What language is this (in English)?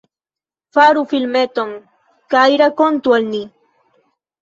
Esperanto